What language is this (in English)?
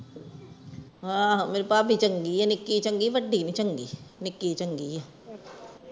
Punjabi